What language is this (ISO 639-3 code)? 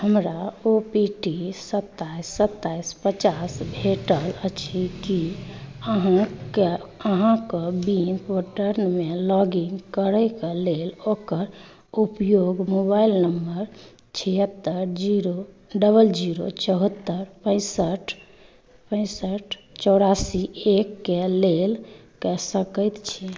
mai